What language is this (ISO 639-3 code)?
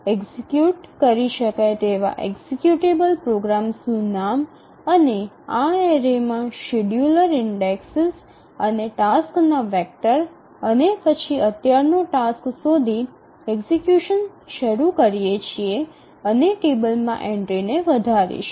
guj